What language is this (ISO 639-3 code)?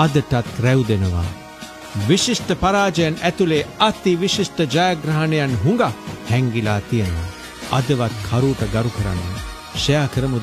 hin